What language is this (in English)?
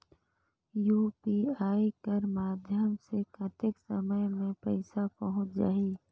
Chhattisgarhi